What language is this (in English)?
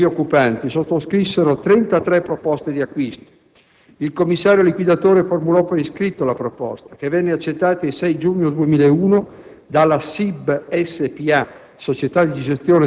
Italian